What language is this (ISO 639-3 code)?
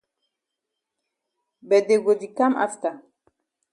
wes